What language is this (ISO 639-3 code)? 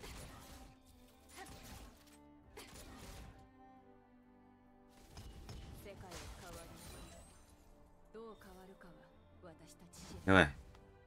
jpn